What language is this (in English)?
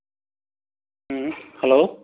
Manipuri